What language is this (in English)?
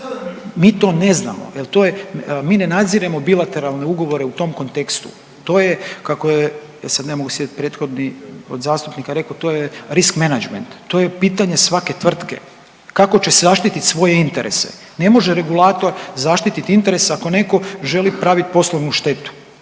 Croatian